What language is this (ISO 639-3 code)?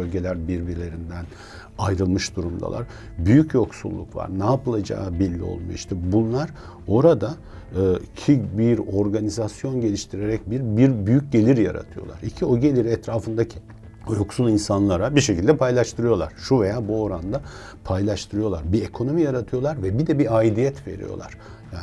tur